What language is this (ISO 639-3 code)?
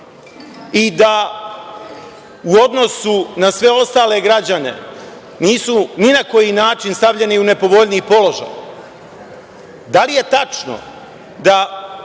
srp